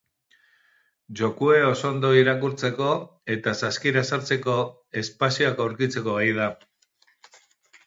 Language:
Basque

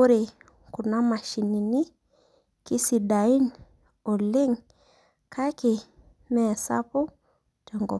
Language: Masai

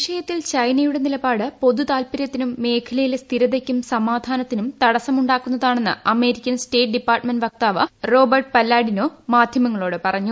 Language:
Malayalam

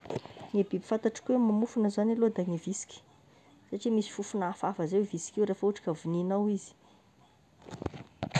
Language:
Tesaka Malagasy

